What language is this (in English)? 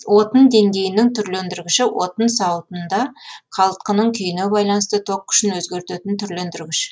Kazakh